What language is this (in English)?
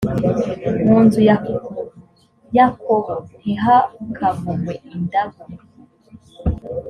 Kinyarwanda